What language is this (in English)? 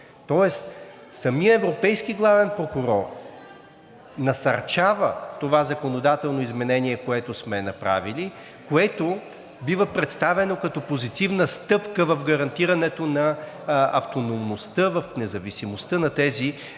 Bulgarian